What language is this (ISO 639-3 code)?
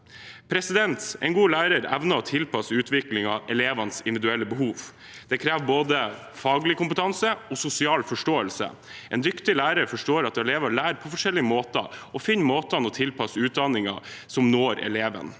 nor